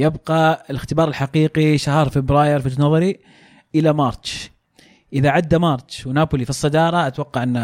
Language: Arabic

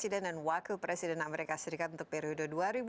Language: Indonesian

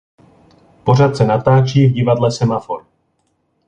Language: Czech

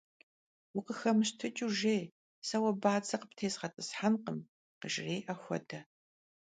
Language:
Kabardian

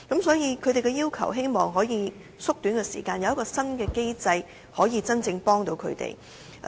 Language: Cantonese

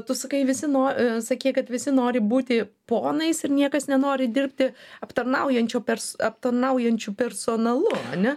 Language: Lithuanian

